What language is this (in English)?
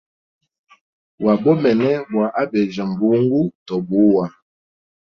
Hemba